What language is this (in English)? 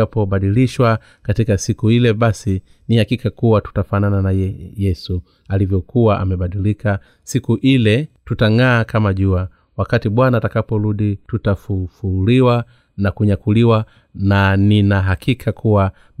Swahili